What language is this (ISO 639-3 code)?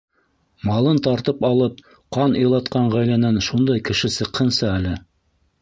bak